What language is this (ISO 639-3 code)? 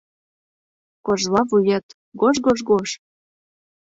chm